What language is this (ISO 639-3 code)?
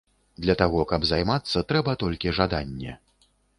bel